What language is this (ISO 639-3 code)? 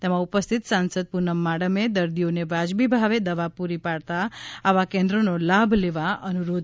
guj